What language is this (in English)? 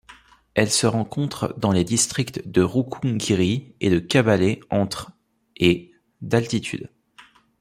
French